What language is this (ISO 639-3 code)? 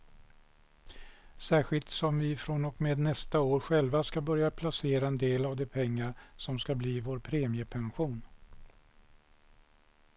swe